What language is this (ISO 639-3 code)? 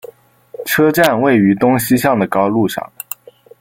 zho